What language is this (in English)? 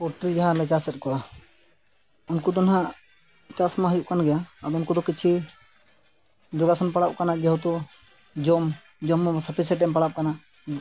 Santali